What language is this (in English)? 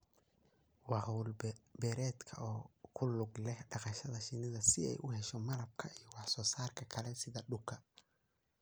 Somali